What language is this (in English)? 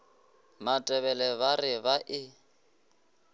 Northern Sotho